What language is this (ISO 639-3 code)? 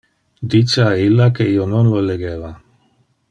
ina